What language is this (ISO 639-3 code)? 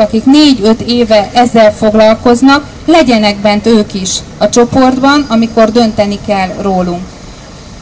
hun